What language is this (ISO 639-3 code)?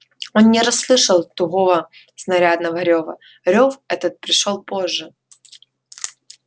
rus